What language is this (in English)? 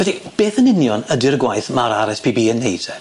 Welsh